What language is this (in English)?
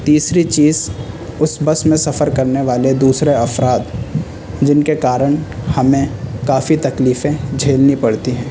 Urdu